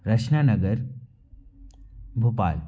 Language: Hindi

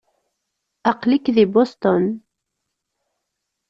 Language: Kabyle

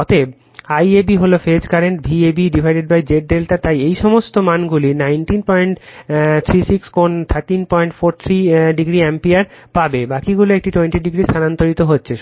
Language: Bangla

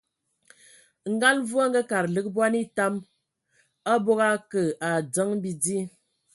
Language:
Ewondo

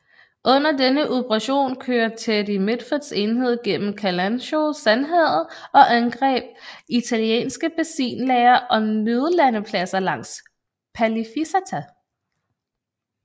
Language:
Danish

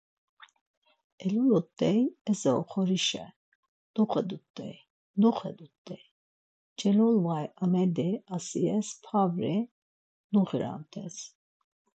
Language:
Laz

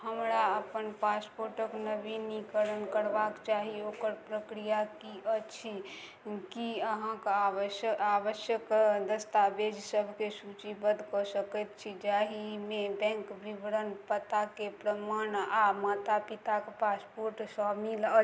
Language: Maithili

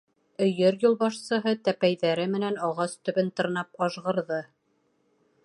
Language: Bashkir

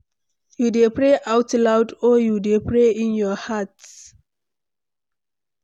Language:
Nigerian Pidgin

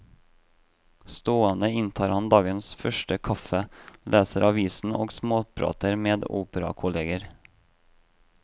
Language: Norwegian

